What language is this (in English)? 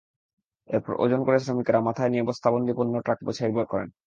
Bangla